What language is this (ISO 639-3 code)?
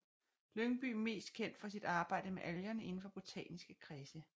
dan